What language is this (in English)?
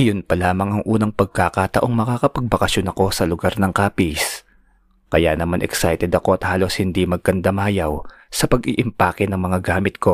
Filipino